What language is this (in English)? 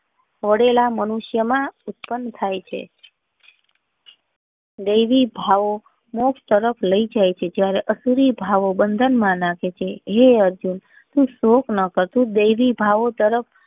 Gujarati